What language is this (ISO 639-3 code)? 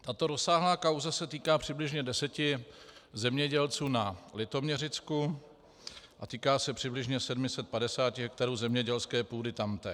ces